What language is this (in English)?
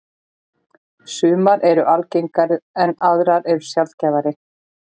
Icelandic